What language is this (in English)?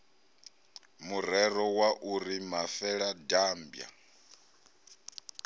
Venda